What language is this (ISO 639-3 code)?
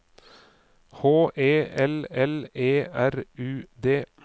nor